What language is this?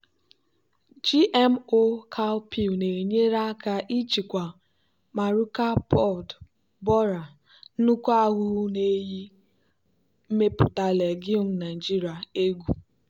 Igbo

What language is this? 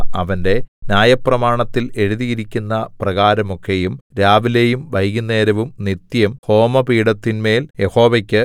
Malayalam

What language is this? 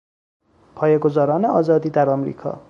Persian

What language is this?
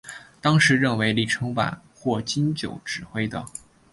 Chinese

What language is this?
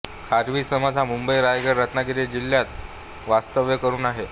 Marathi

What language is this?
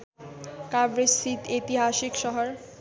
Nepali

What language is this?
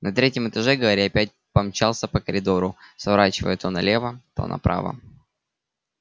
Russian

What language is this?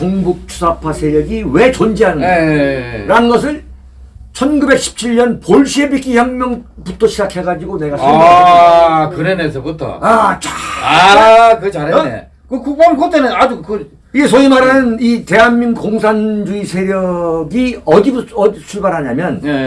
Korean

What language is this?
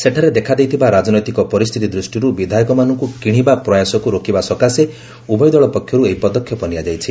Odia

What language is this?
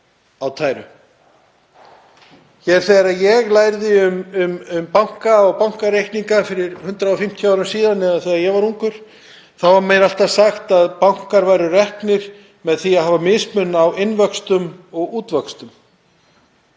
Icelandic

